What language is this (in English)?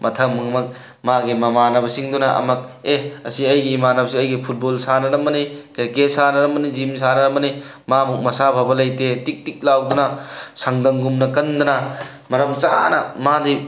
Manipuri